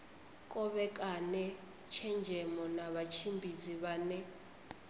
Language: Venda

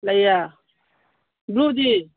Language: Manipuri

